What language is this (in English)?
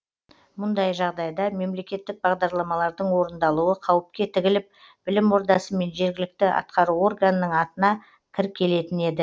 Kazakh